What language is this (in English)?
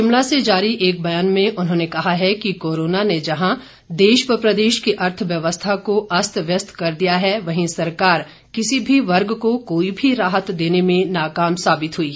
Hindi